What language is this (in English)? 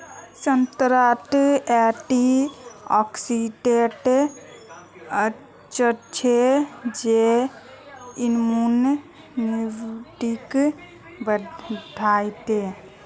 Magahi